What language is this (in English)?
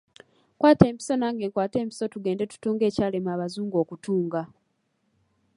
Ganda